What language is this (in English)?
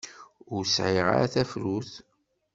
Kabyle